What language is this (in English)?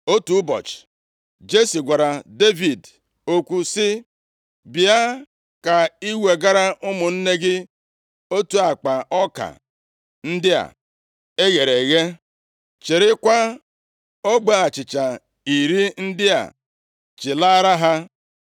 Igbo